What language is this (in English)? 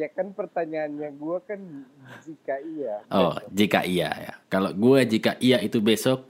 Indonesian